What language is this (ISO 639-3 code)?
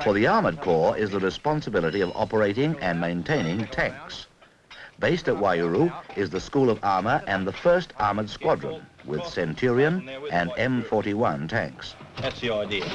eng